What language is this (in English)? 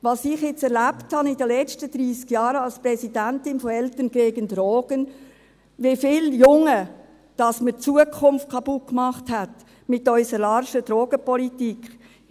Swiss German